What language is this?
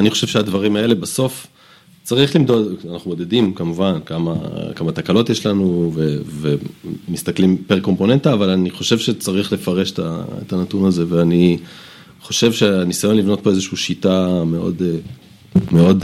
Hebrew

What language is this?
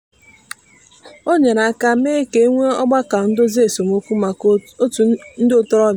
Igbo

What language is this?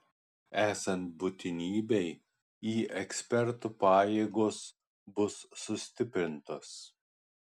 Lithuanian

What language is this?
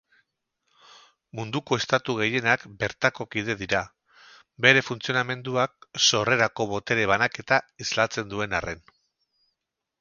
Basque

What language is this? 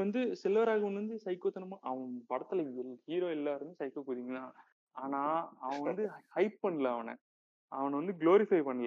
Tamil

